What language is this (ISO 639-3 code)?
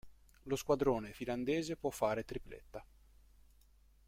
ita